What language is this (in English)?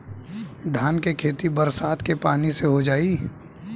Bhojpuri